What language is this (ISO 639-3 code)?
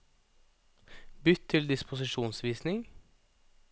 nor